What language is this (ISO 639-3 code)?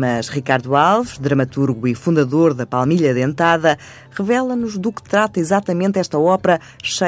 por